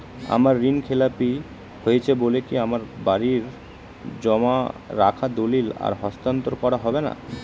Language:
Bangla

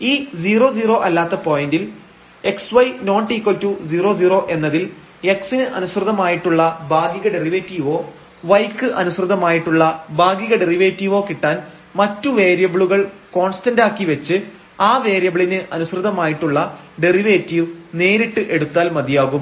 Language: Malayalam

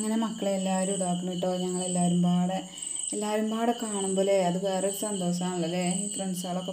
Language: Arabic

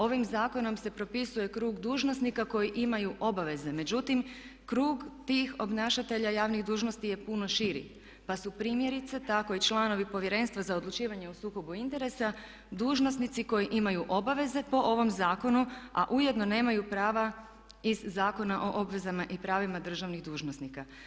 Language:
Croatian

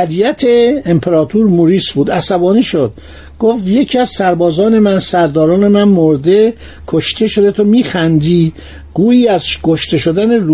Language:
Persian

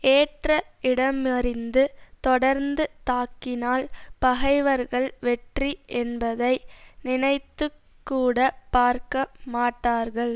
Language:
Tamil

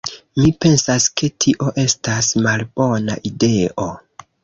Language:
Esperanto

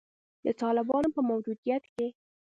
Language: Pashto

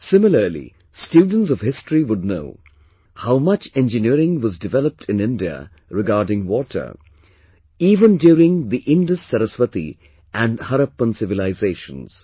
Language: English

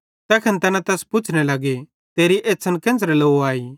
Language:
Bhadrawahi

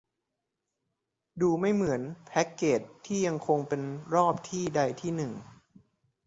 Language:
Thai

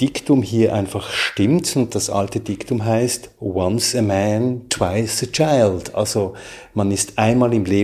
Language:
German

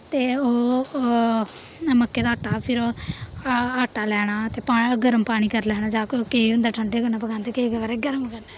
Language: Dogri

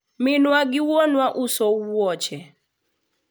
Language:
Luo (Kenya and Tanzania)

